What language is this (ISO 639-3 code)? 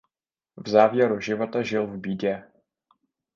ces